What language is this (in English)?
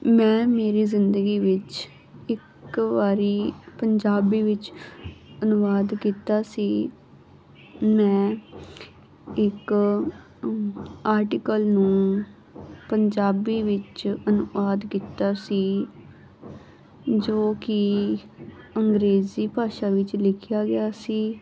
Punjabi